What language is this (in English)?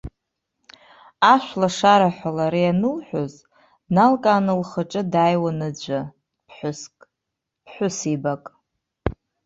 Abkhazian